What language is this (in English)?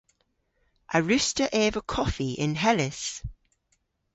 Cornish